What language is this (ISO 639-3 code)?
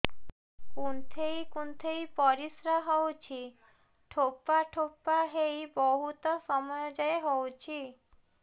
ori